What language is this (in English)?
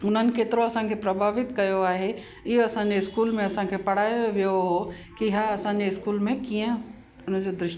Sindhi